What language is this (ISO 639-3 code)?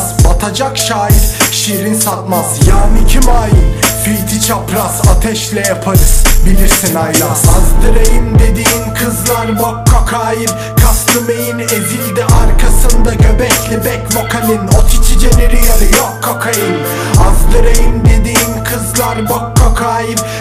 tur